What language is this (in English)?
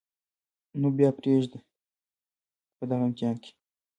Pashto